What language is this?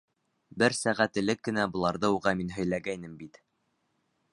Bashkir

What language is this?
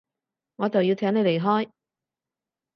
Cantonese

